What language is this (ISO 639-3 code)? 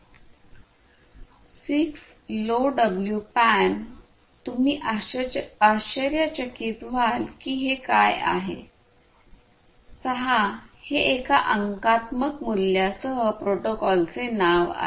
mar